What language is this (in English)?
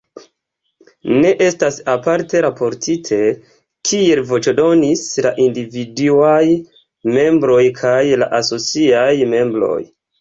Esperanto